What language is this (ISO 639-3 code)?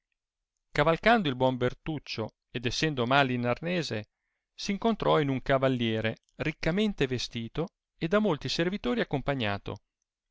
ita